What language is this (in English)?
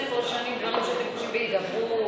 Hebrew